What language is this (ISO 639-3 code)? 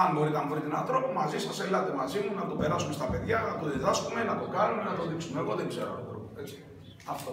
ell